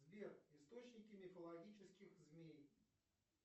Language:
Russian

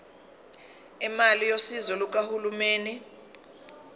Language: Zulu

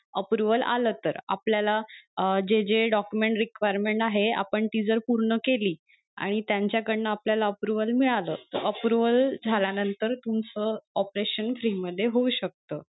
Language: Marathi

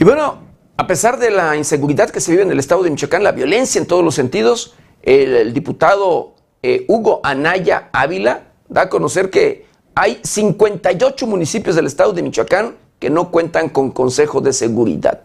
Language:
Spanish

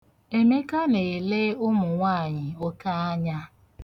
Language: Igbo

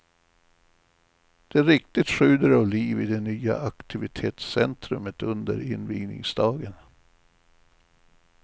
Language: Swedish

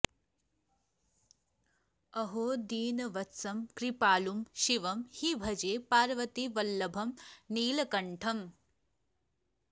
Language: Sanskrit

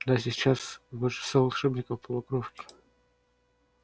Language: Russian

